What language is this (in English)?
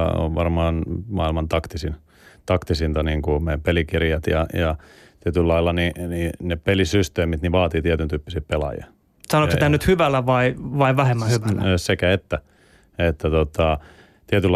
Finnish